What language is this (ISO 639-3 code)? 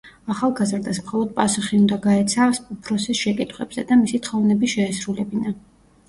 kat